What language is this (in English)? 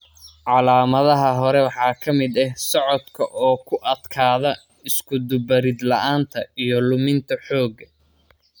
Somali